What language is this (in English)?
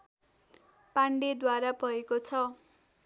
Nepali